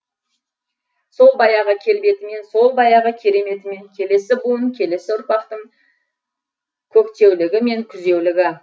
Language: Kazakh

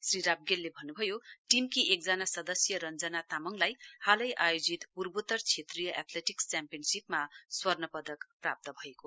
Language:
Nepali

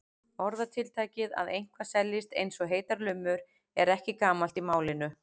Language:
Icelandic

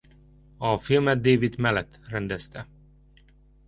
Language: Hungarian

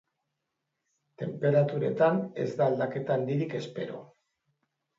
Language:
Basque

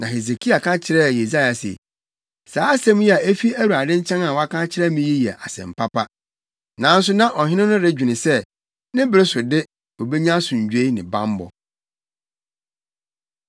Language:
Akan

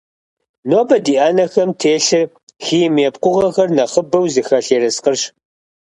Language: Kabardian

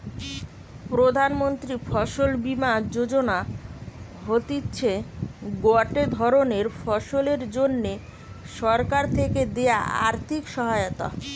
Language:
Bangla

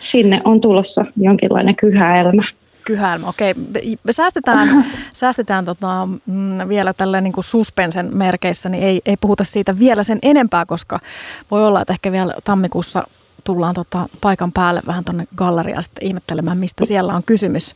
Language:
Finnish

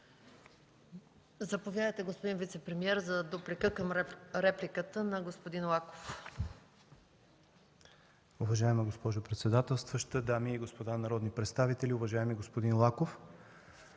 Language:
Bulgarian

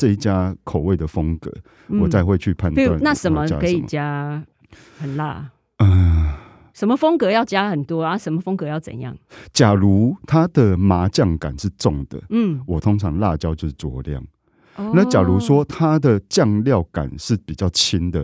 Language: Chinese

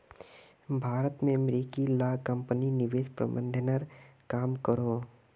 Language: Magahi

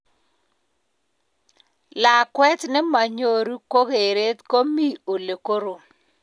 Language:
Kalenjin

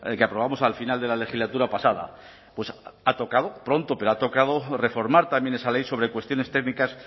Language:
Spanish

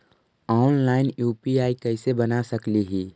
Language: Magahi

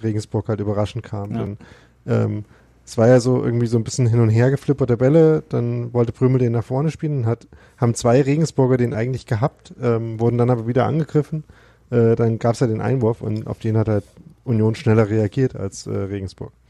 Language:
German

